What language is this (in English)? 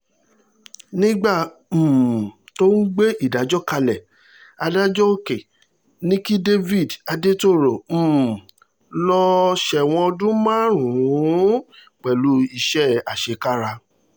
Yoruba